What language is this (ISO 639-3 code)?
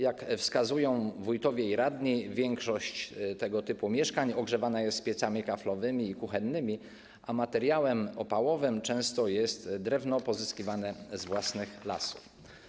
pol